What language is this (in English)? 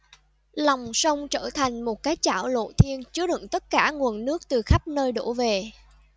Vietnamese